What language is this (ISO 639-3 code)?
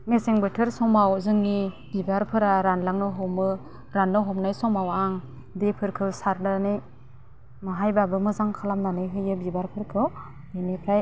brx